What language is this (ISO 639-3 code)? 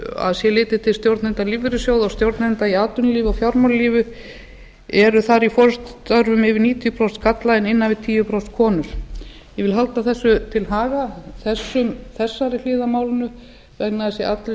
isl